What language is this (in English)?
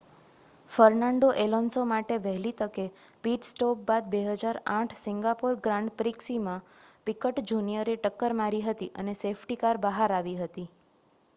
Gujarati